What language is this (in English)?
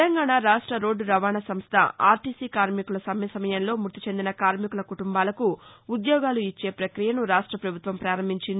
Telugu